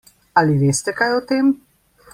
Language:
Slovenian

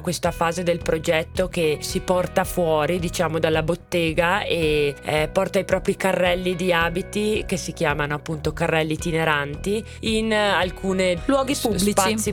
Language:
Italian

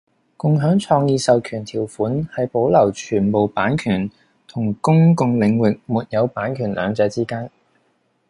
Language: Cantonese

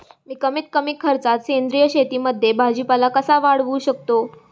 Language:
Marathi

